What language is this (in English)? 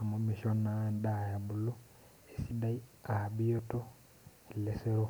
Masai